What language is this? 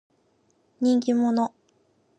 Japanese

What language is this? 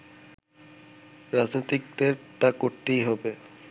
Bangla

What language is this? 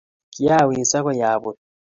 Kalenjin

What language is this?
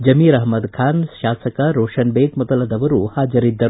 Kannada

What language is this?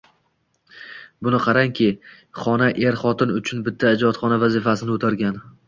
Uzbek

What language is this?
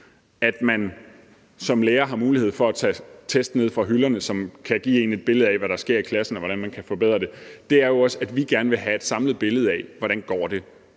Danish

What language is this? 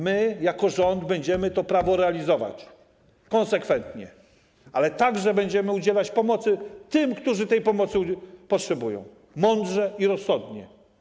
Polish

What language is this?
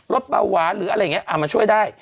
Thai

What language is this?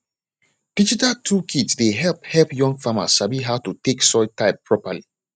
Nigerian Pidgin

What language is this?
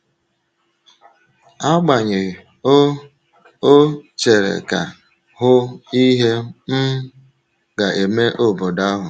Igbo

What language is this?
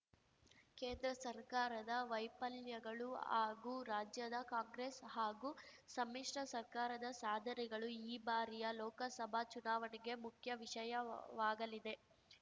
Kannada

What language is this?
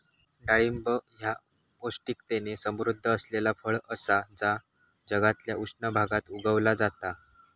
Marathi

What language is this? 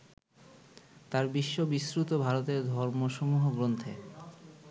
Bangla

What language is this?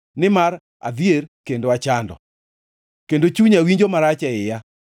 Luo (Kenya and Tanzania)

